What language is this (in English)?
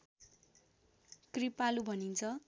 Nepali